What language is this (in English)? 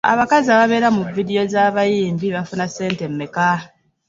Ganda